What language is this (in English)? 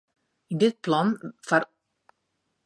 Western Frisian